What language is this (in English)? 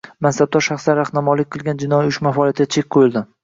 Uzbek